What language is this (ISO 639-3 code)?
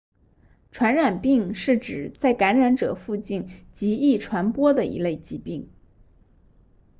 zho